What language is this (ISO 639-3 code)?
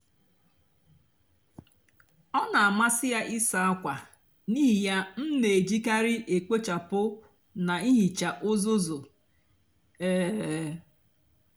ibo